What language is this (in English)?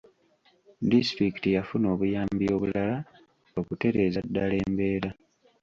Ganda